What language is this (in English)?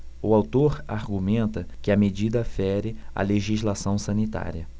Portuguese